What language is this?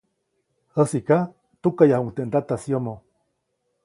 Copainalá Zoque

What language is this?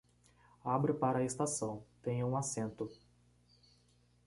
Portuguese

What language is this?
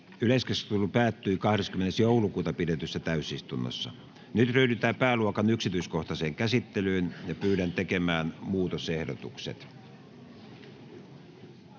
Finnish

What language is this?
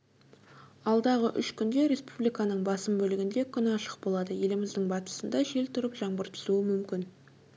Kazakh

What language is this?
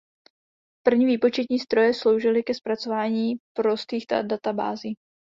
Czech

